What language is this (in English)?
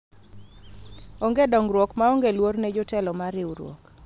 Luo (Kenya and Tanzania)